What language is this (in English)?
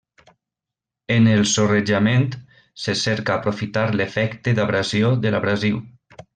Catalan